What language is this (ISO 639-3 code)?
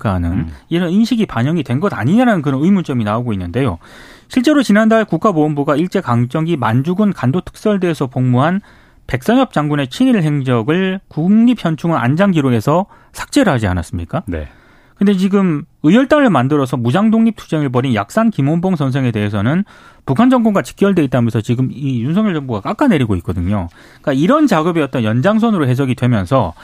kor